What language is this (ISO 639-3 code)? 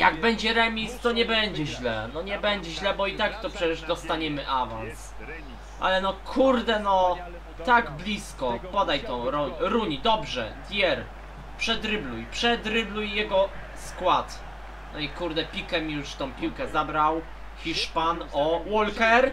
pol